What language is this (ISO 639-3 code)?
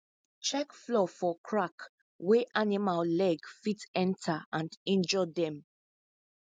pcm